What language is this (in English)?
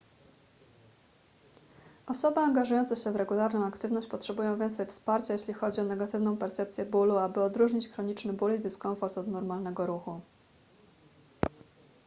Polish